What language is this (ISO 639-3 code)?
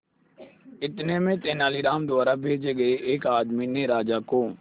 hin